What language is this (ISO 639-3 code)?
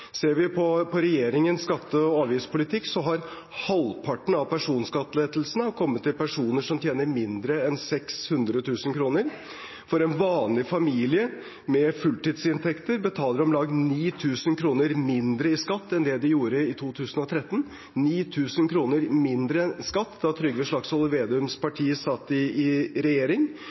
nob